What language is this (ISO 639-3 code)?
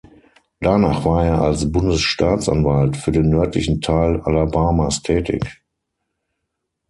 deu